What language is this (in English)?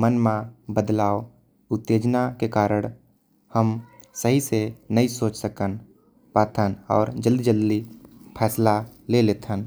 Korwa